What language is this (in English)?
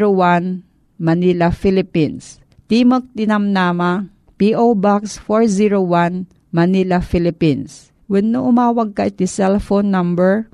Filipino